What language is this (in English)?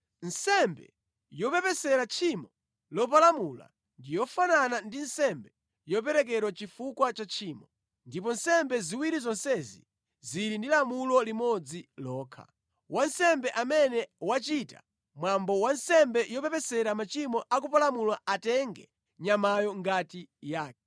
Nyanja